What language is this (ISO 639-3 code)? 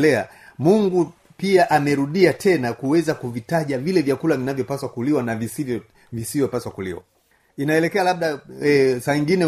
swa